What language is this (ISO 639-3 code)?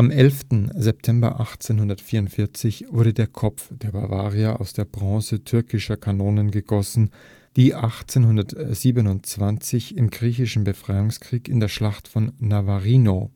deu